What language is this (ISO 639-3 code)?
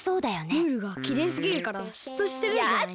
jpn